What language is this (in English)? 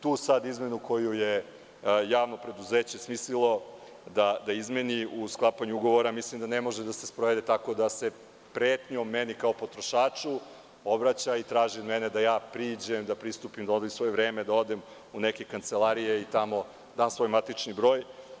Serbian